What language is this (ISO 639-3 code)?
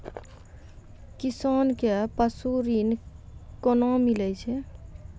mai